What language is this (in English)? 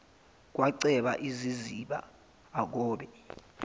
Zulu